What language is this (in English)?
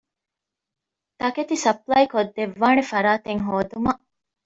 Divehi